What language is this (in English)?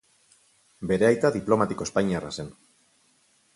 Basque